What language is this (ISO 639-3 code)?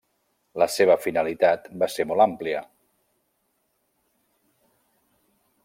cat